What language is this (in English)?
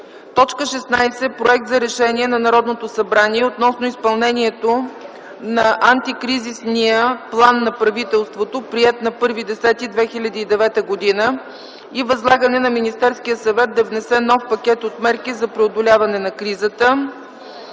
Bulgarian